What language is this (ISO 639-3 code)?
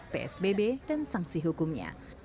ind